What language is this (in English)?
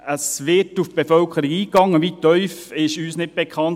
Swiss German